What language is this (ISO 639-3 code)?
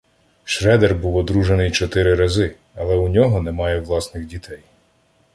ukr